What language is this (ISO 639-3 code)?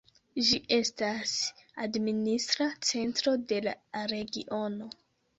epo